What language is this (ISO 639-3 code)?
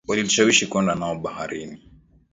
swa